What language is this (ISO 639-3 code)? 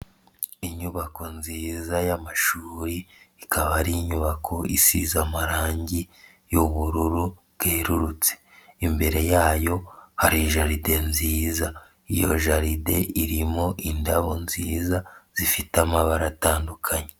kin